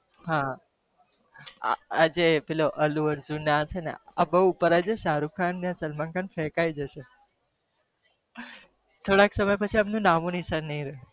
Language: Gujarati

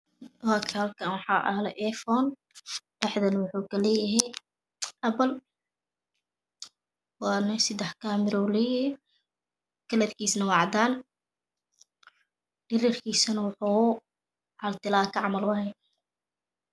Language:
Somali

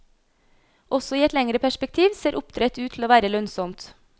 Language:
Norwegian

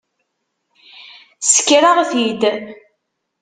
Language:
Kabyle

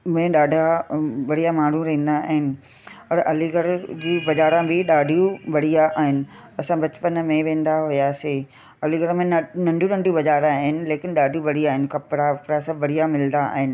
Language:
Sindhi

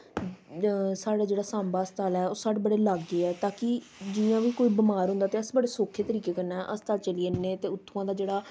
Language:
Dogri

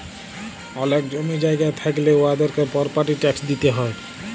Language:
Bangla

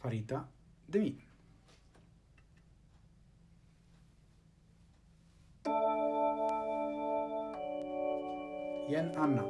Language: Italian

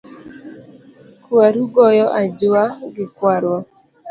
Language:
Luo (Kenya and Tanzania)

